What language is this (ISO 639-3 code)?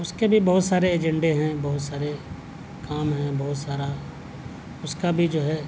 urd